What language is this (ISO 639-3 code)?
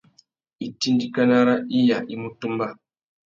bag